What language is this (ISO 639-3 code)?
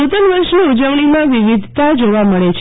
guj